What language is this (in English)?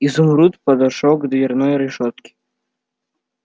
Russian